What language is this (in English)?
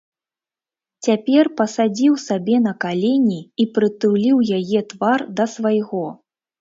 Belarusian